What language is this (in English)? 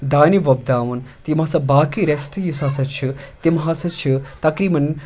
Kashmiri